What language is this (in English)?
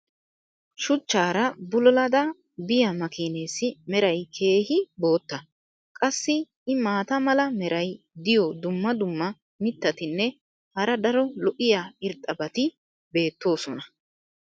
Wolaytta